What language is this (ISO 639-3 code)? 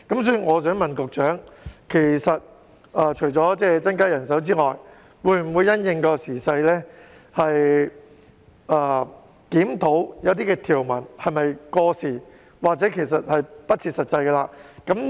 yue